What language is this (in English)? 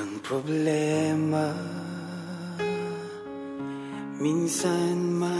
Arabic